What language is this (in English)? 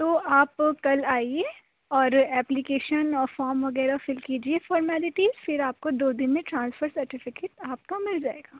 Urdu